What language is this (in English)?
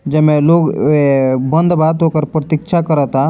Bhojpuri